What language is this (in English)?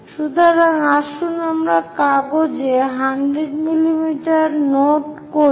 Bangla